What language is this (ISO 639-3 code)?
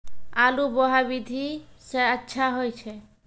mai